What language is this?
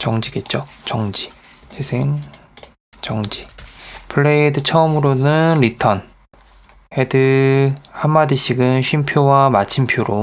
Korean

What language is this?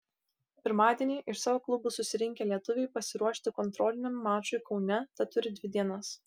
Lithuanian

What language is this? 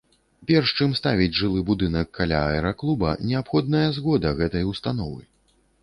Belarusian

